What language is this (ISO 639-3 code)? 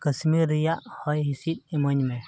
sat